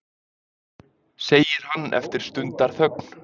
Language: Icelandic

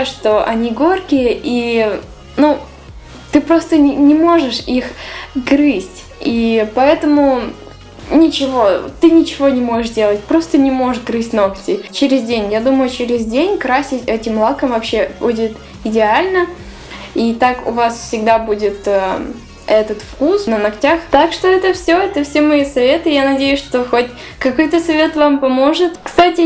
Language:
Russian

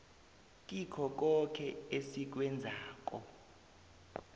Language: South Ndebele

